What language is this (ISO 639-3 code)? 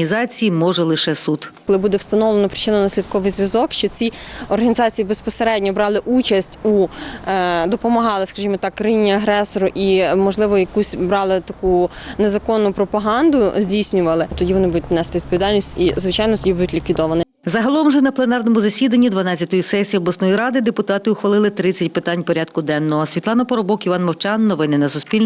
ukr